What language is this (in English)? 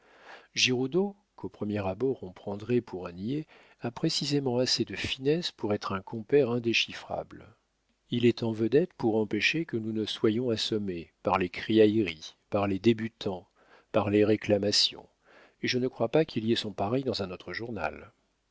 French